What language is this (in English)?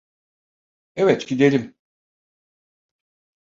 Turkish